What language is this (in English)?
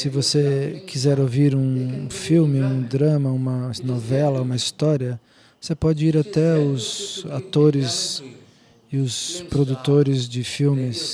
Portuguese